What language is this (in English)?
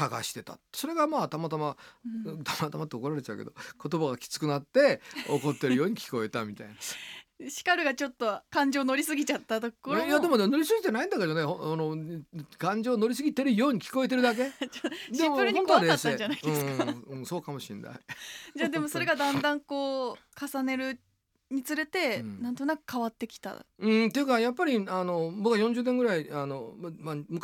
Japanese